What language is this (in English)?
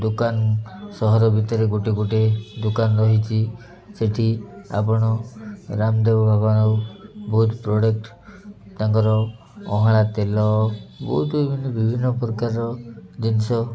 Odia